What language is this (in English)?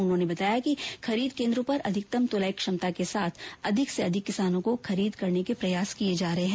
Hindi